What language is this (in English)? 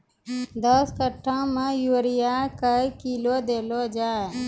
Maithili